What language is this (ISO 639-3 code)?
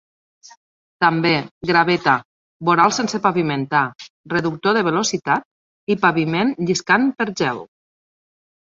cat